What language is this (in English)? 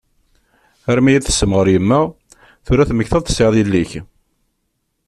Kabyle